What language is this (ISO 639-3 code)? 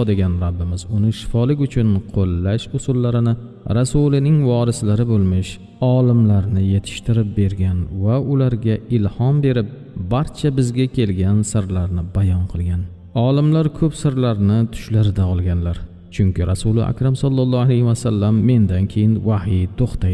tur